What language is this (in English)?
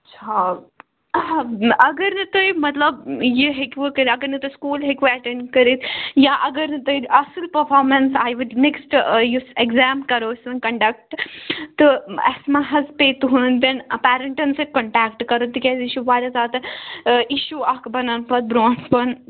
Kashmiri